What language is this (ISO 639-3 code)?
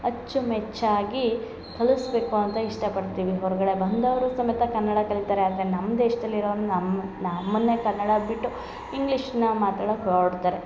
kan